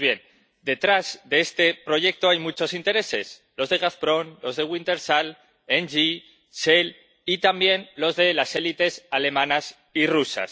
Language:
Spanish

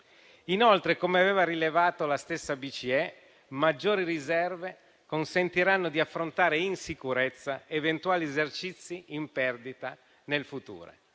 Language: Italian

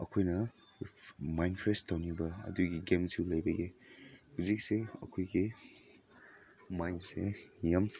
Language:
Manipuri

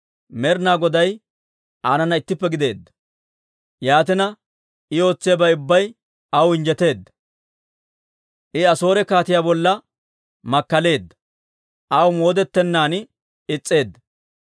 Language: Dawro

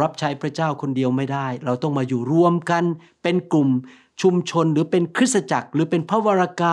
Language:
Thai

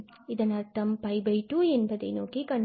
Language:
Tamil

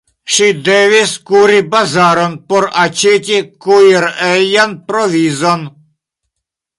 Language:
Esperanto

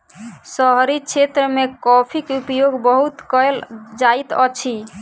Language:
Maithili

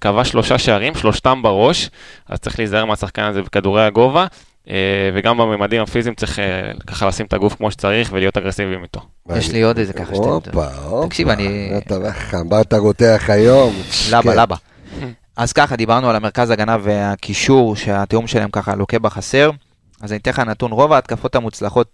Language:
Hebrew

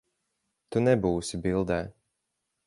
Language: Latvian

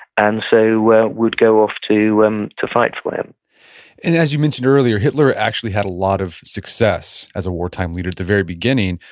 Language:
English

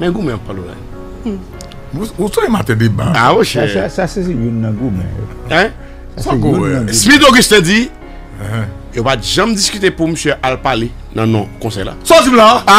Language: French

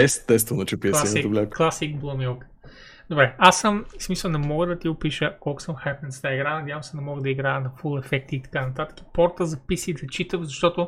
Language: Bulgarian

